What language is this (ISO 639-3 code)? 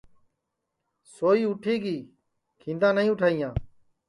ssi